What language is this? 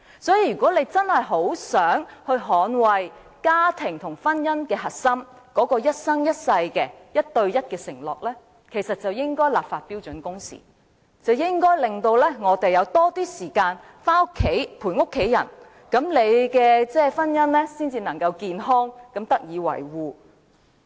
Cantonese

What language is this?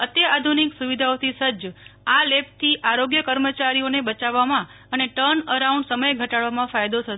Gujarati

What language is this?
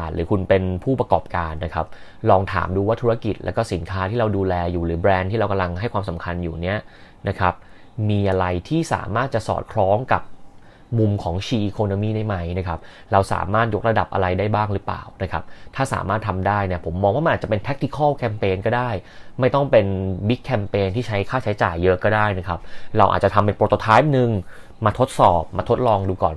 Thai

